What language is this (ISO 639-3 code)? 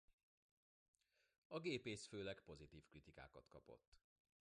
hun